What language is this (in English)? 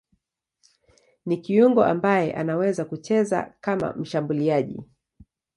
Swahili